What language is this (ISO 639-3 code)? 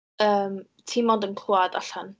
cym